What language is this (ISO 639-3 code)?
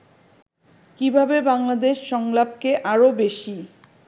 ben